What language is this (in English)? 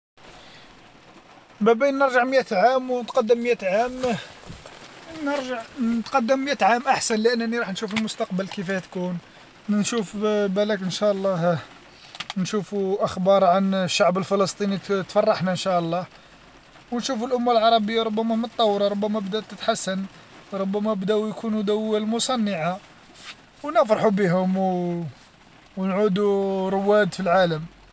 Algerian Arabic